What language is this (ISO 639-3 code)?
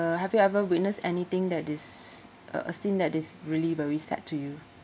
eng